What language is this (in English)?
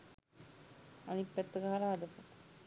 Sinhala